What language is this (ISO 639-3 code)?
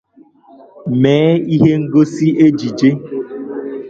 ibo